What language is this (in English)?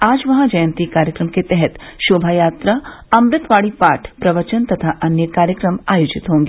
Hindi